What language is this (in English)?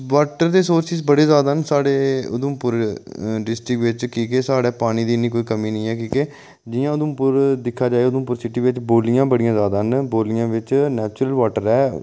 Dogri